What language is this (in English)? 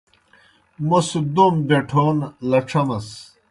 Kohistani Shina